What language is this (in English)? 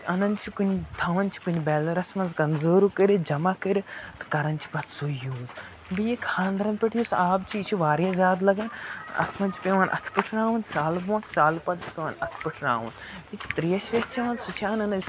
Kashmiri